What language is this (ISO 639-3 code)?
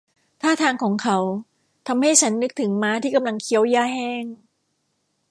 tha